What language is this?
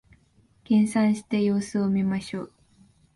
Japanese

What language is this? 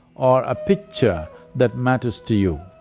English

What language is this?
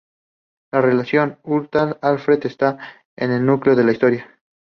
Spanish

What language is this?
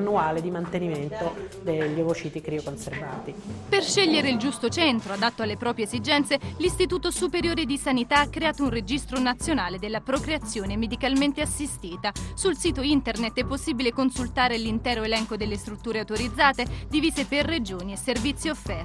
Italian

